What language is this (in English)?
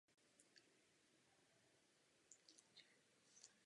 Czech